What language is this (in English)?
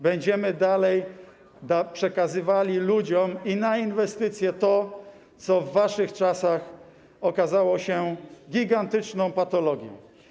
Polish